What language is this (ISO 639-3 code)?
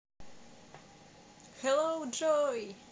rus